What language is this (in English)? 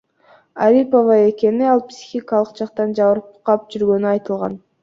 Kyrgyz